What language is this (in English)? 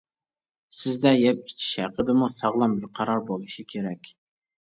Uyghur